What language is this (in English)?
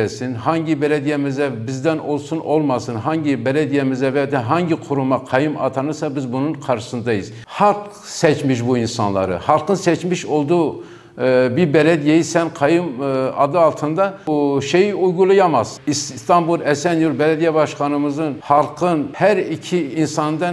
Turkish